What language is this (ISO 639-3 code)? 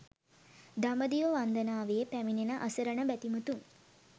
sin